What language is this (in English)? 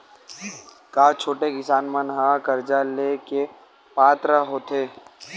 Chhattisgarhi